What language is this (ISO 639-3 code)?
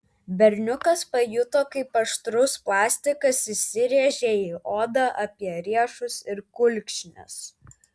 lit